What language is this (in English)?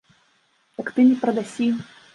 Belarusian